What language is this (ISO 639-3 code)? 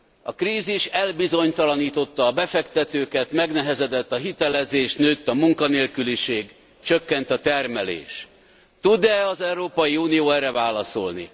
hun